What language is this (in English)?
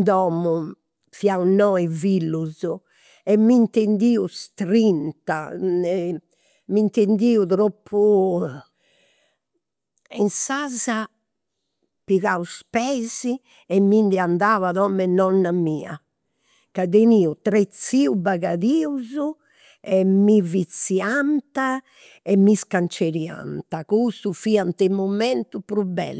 Campidanese Sardinian